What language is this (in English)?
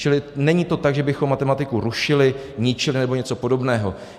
Czech